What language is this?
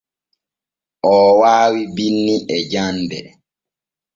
Borgu Fulfulde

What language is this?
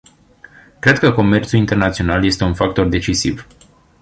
Romanian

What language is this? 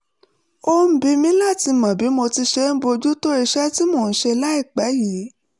Yoruba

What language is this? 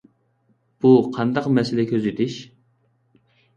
Uyghur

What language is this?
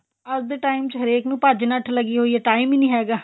Punjabi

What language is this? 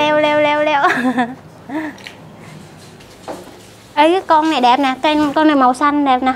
Vietnamese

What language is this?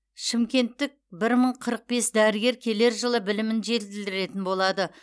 Kazakh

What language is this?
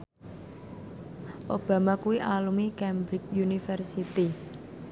Javanese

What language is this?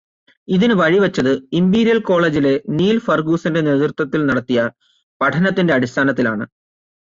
Malayalam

